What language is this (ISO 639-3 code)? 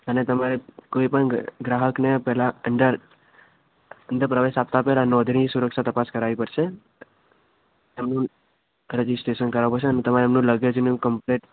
guj